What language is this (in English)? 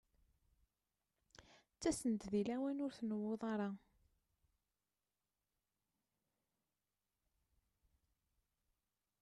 Kabyle